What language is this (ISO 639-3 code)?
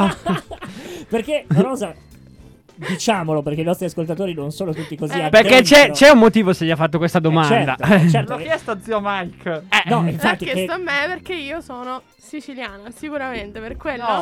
ita